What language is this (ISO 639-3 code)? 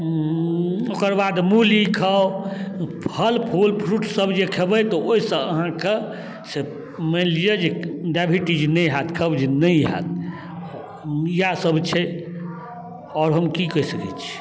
mai